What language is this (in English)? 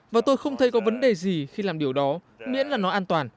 Vietnamese